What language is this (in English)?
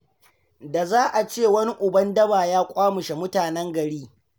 Hausa